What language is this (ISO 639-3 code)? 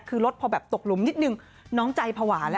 tha